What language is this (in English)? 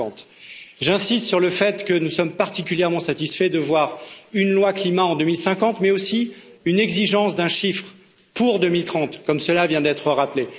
French